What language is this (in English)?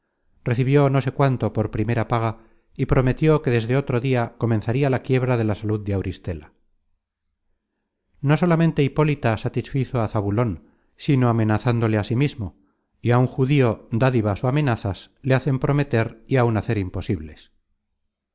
Spanish